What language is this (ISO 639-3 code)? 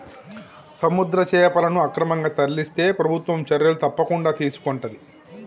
tel